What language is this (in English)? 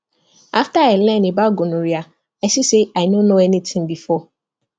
Nigerian Pidgin